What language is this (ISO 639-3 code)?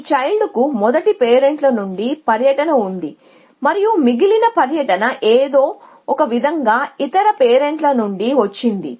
tel